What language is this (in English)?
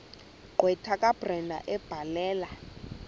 Xhosa